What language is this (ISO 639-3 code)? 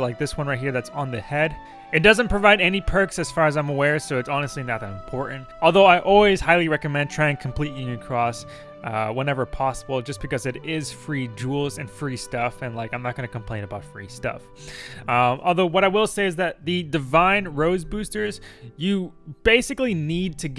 eng